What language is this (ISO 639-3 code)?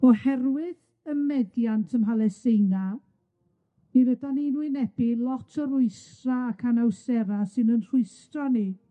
cym